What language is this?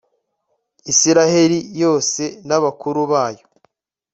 Kinyarwanda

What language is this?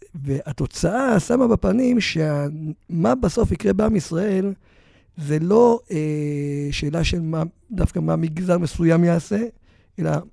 Hebrew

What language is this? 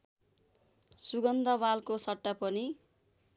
Nepali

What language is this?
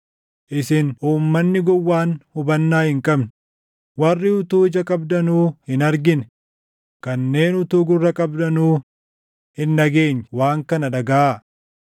Oromo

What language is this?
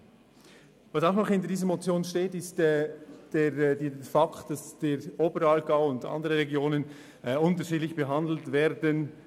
Swiss German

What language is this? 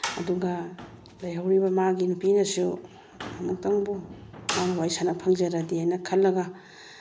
Manipuri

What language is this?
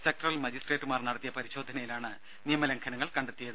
Malayalam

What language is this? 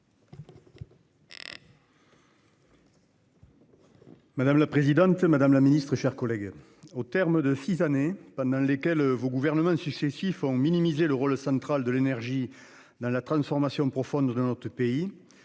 French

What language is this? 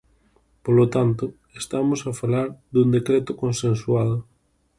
Galician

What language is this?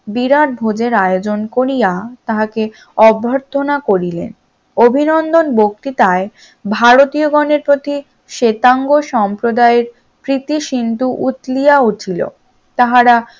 Bangla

